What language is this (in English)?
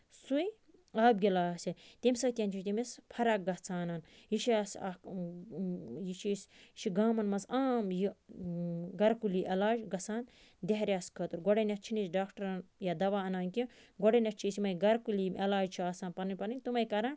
Kashmiri